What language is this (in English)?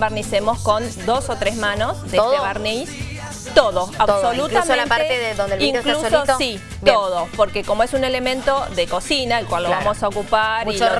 Spanish